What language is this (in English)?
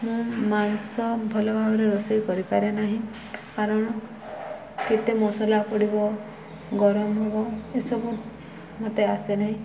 Odia